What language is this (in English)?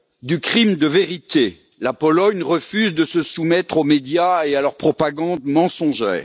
French